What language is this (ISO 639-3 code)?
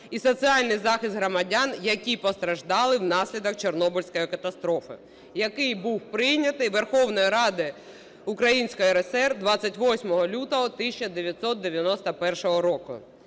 ukr